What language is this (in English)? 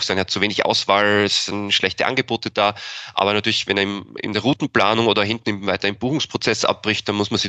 German